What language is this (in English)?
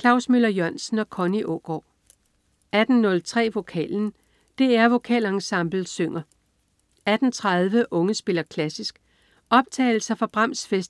Danish